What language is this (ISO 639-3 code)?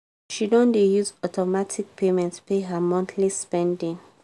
pcm